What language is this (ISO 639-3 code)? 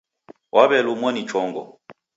dav